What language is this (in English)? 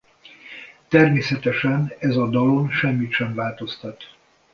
Hungarian